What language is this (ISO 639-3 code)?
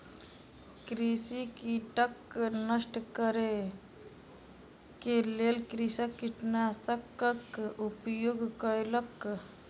mai